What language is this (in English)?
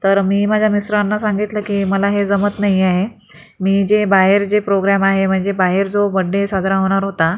Marathi